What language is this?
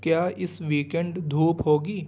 Urdu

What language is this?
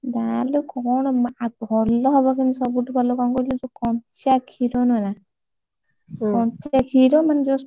Odia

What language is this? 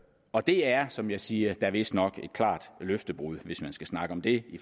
Danish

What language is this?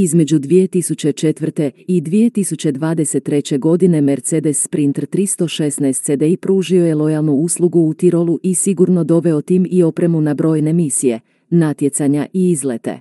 Croatian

